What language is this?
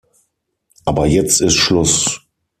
German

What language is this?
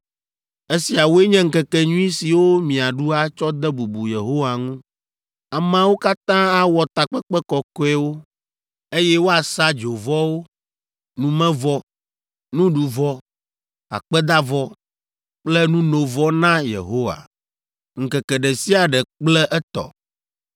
Ewe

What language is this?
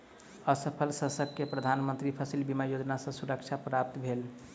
Maithili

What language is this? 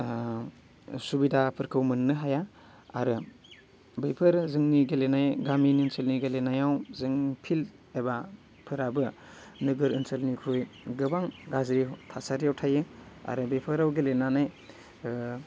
Bodo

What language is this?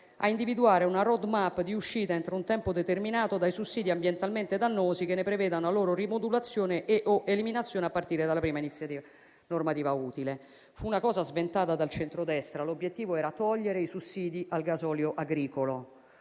Italian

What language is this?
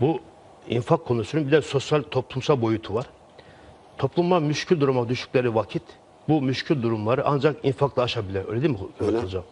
Turkish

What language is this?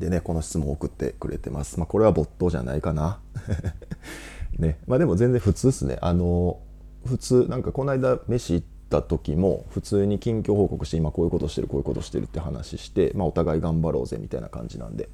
Japanese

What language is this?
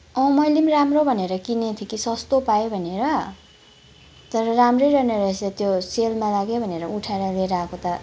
Nepali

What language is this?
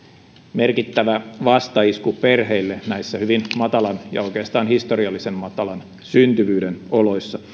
Finnish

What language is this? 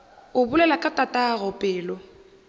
Northern Sotho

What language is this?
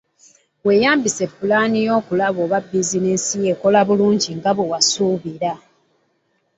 Ganda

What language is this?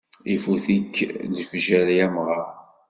Kabyle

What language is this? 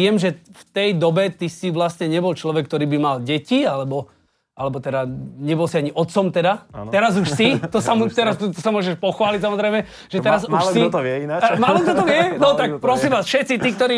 Slovak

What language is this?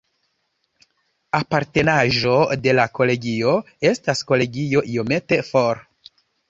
Esperanto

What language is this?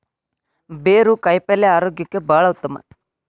Kannada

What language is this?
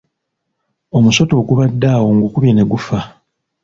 Ganda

